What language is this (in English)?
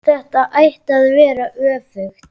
Icelandic